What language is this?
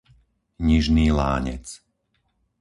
Slovak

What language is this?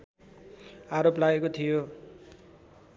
Nepali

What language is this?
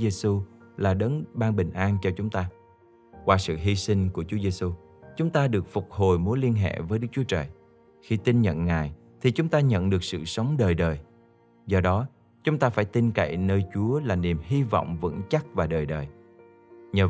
Vietnamese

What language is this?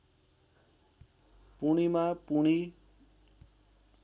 Nepali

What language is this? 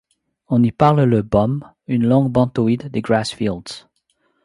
French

